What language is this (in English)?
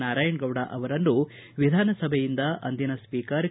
Kannada